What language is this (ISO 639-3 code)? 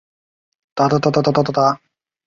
zho